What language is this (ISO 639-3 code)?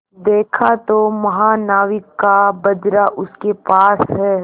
hin